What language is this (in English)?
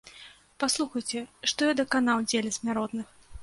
Belarusian